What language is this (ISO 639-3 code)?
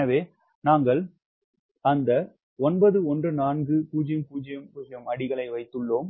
tam